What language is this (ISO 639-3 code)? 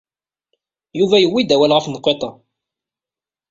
kab